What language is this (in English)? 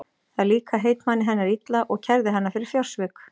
Icelandic